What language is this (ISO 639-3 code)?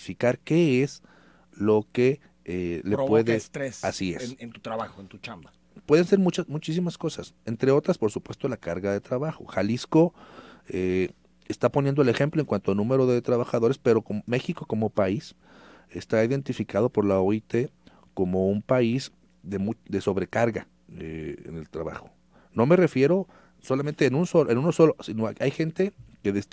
spa